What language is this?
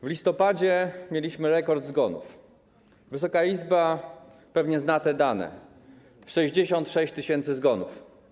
Polish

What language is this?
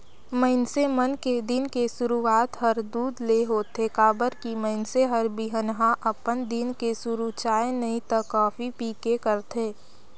Chhattisgarhi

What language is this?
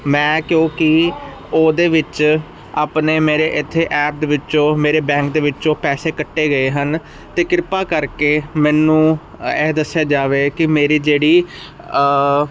Punjabi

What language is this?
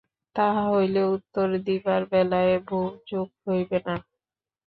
Bangla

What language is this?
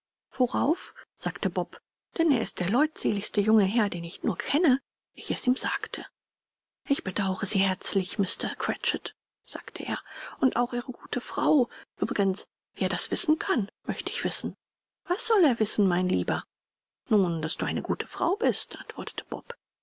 German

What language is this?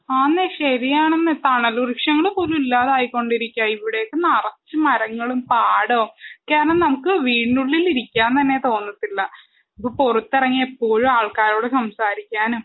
Malayalam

